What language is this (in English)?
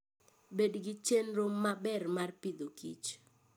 Luo (Kenya and Tanzania)